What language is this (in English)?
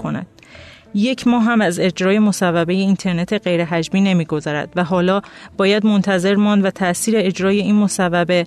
Persian